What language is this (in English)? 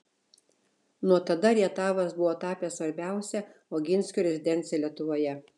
Lithuanian